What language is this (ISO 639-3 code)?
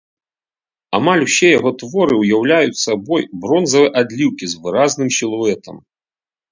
bel